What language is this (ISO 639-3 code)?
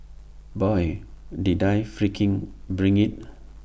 eng